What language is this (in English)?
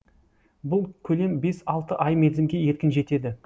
Kazakh